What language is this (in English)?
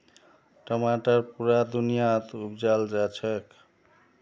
Magahi